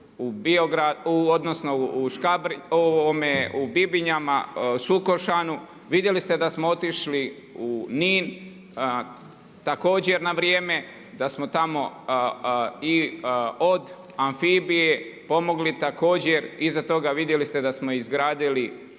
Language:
Croatian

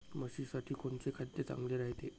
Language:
Marathi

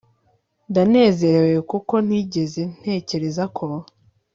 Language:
Kinyarwanda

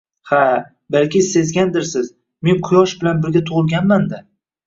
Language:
Uzbek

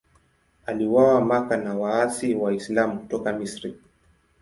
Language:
Swahili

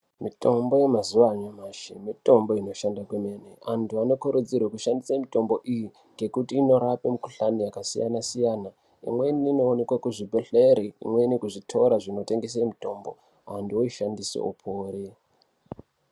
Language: Ndau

